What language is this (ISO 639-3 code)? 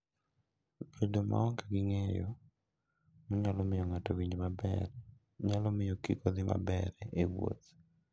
luo